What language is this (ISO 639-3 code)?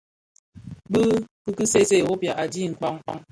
ksf